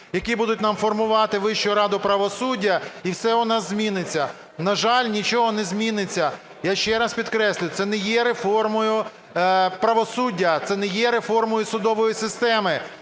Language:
Ukrainian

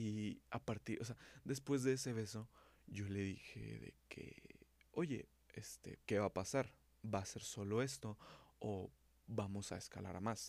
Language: Spanish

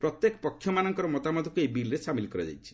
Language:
Odia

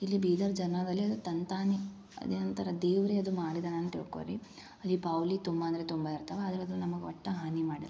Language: Kannada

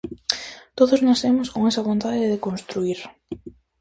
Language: Galician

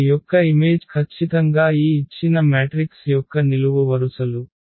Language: Telugu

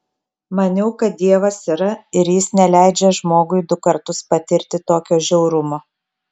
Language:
Lithuanian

